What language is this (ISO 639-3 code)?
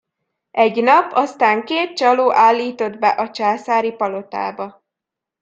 hun